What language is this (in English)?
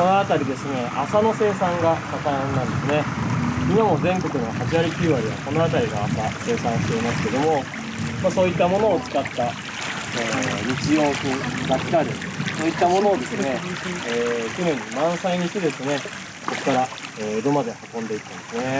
Japanese